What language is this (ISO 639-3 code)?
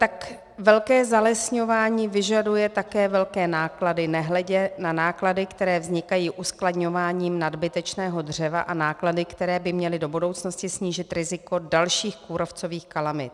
ces